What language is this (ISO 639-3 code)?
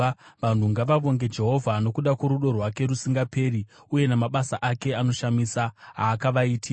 sna